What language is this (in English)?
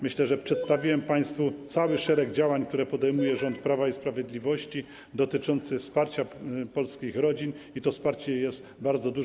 Polish